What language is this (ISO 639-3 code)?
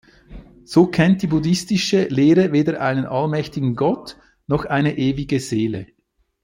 deu